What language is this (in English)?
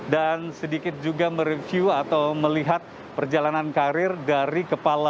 Indonesian